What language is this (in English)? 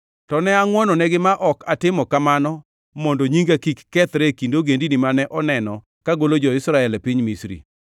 Luo (Kenya and Tanzania)